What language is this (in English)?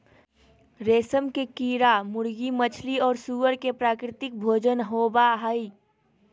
Magahi